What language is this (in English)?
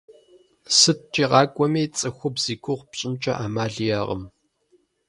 Kabardian